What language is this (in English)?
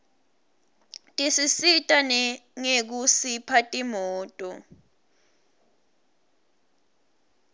Swati